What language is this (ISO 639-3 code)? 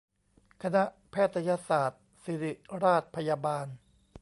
tha